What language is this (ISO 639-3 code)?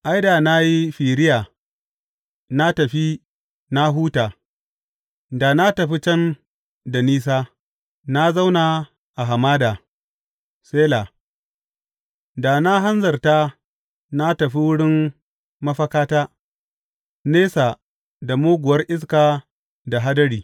hau